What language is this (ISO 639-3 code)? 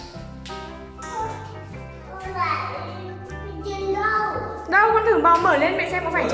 vie